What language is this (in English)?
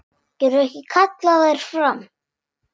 Icelandic